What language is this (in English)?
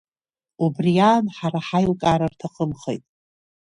Abkhazian